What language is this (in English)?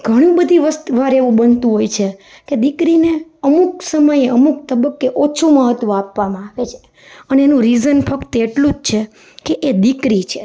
Gujarati